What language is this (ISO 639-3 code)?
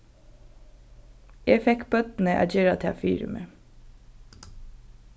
fao